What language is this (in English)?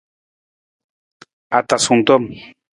Nawdm